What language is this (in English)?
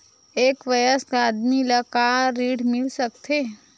Chhattisgarhi